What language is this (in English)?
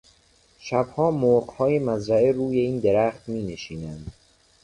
Persian